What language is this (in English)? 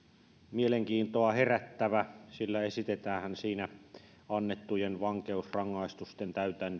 Finnish